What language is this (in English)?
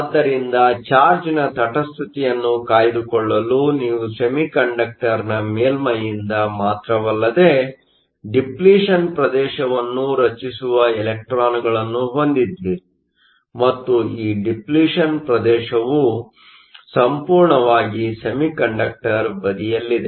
Kannada